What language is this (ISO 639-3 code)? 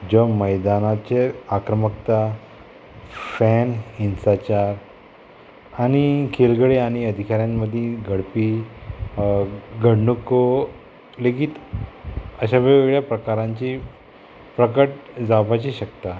kok